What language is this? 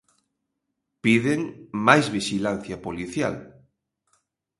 Galician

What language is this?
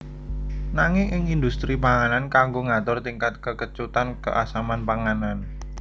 Javanese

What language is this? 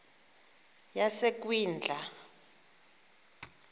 Xhosa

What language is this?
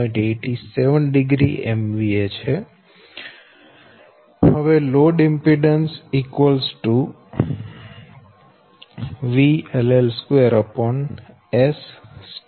Gujarati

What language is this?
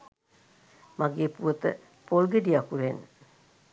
Sinhala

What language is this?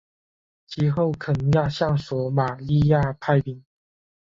Chinese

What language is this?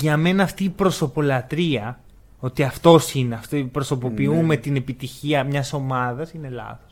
Greek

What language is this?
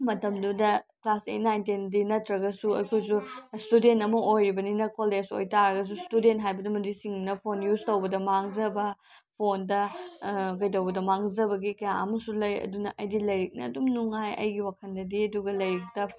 Manipuri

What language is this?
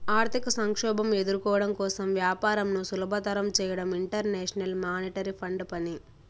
Telugu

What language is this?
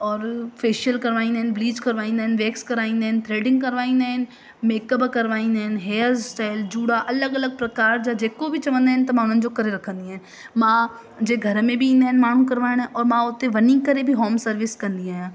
Sindhi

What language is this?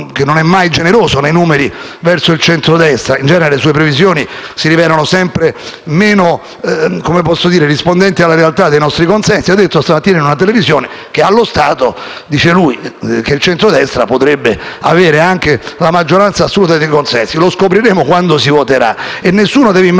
Italian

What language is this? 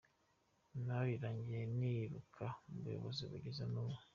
Kinyarwanda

